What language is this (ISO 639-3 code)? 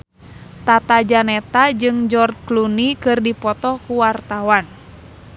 sun